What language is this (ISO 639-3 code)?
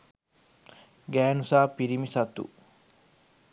sin